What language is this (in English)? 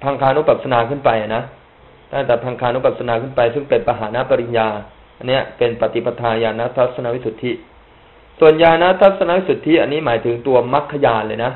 Thai